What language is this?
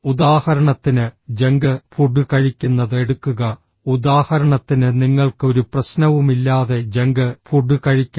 Malayalam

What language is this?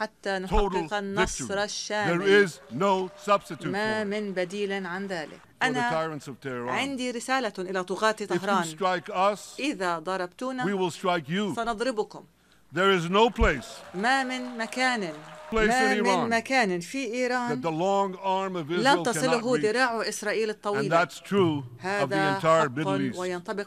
Arabic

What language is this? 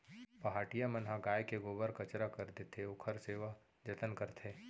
Chhattisgarhi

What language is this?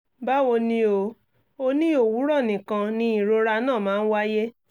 Yoruba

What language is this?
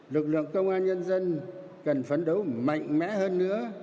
Vietnamese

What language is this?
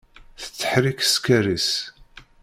Kabyle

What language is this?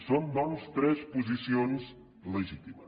Catalan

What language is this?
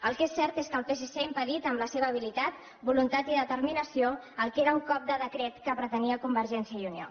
Catalan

